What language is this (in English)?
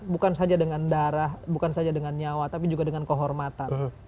Indonesian